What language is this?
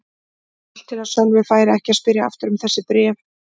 Icelandic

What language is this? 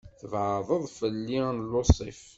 Kabyle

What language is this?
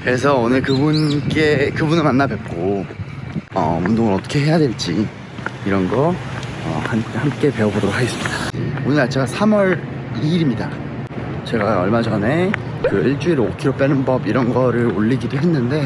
Korean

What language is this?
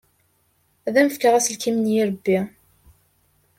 Kabyle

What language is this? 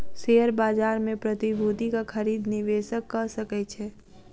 Maithili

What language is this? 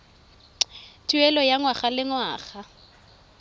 Tswana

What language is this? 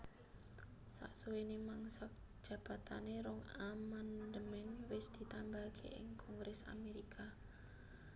Javanese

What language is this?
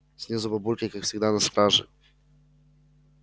Russian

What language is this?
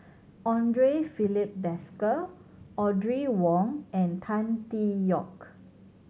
English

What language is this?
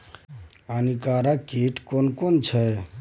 Maithili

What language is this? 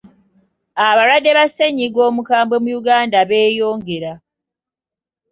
Ganda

